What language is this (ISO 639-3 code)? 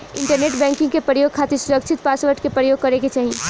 bho